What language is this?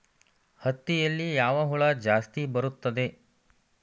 Kannada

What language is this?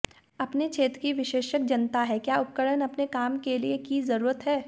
Hindi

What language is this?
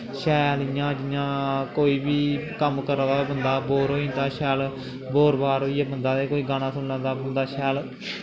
Dogri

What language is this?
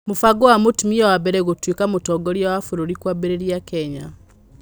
Kikuyu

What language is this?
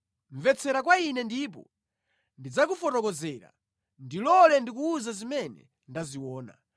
Nyanja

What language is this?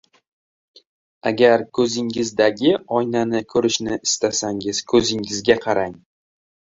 Uzbek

